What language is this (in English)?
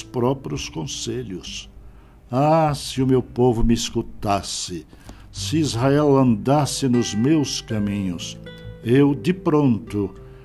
Portuguese